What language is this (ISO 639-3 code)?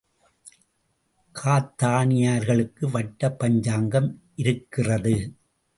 tam